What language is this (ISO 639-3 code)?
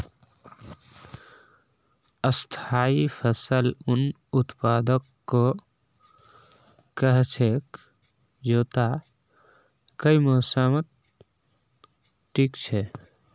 mag